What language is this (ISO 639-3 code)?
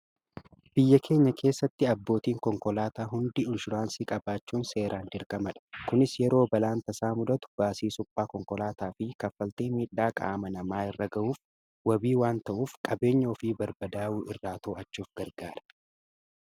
orm